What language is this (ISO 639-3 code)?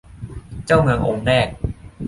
tha